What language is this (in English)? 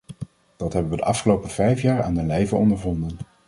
Dutch